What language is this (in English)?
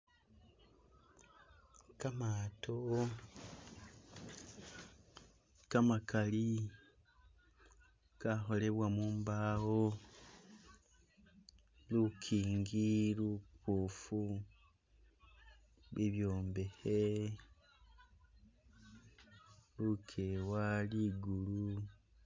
Masaaba